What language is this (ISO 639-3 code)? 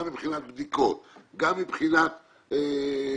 heb